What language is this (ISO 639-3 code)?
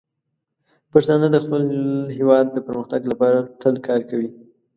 pus